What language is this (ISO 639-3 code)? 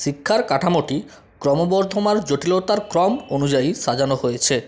ben